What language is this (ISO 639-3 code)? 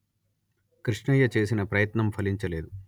tel